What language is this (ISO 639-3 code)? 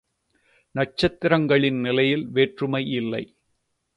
tam